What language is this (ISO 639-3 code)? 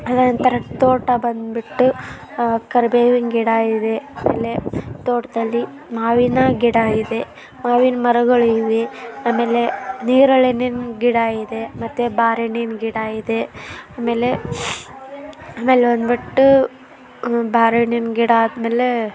kan